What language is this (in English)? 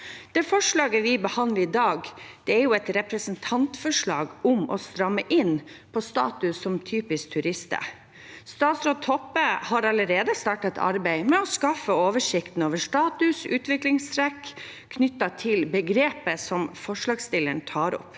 Norwegian